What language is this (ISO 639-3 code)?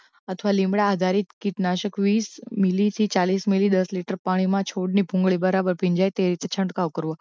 guj